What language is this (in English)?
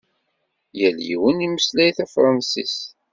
Kabyle